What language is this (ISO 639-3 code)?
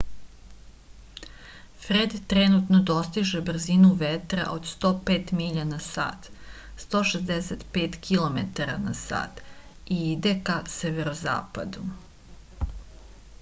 srp